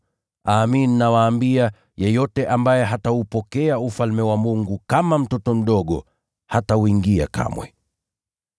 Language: Swahili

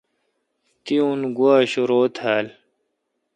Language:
Kalkoti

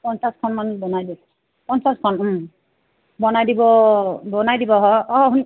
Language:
Assamese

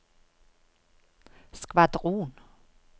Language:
Norwegian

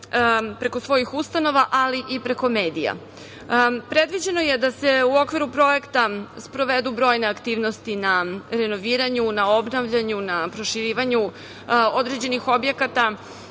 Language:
Serbian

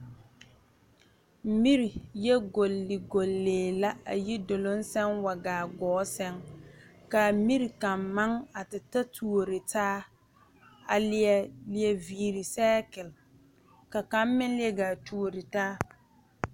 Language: Southern Dagaare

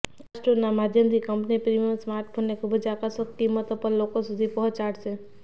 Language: Gujarati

